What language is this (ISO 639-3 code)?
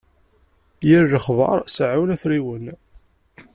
kab